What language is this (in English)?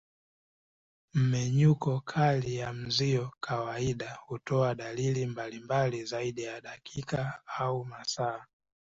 Swahili